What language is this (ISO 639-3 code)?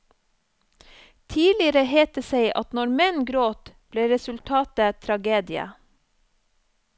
nor